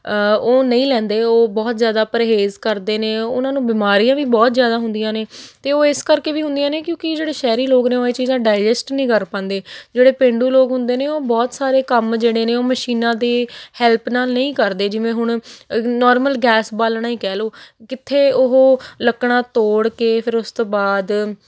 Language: Punjabi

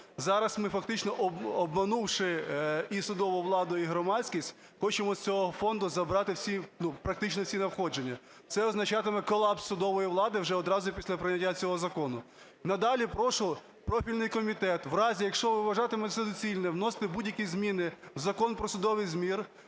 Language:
Ukrainian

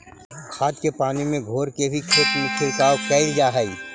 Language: Magahi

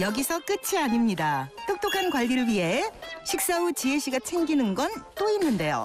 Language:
Korean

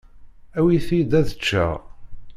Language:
Kabyle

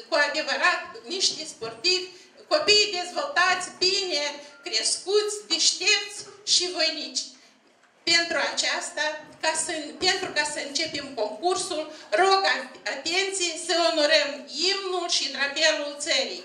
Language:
Romanian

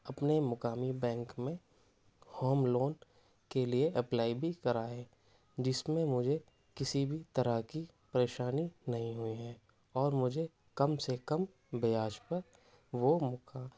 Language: Urdu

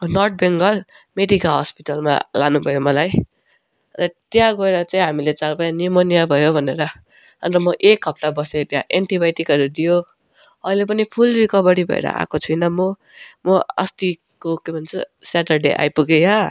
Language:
Nepali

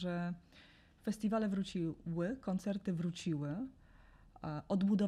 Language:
Polish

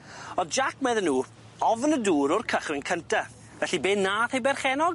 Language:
Welsh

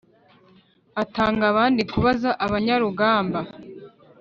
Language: Kinyarwanda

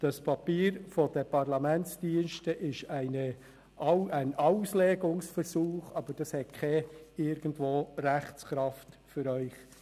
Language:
Swiss German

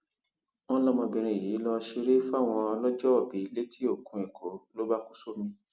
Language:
Yoruba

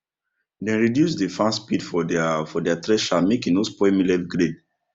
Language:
Nigerian Pidgin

